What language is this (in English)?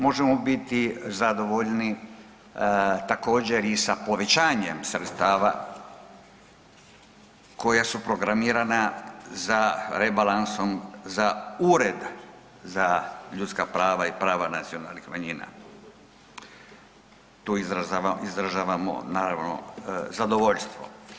Croatian